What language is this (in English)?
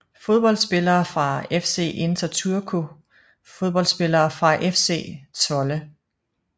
Danish